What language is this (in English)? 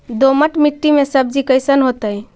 Magahi